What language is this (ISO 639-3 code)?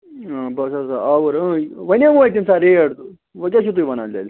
kas